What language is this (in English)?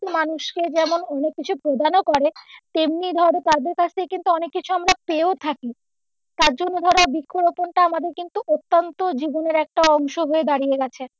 Bangla